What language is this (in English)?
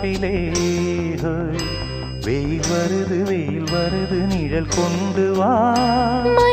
Tamil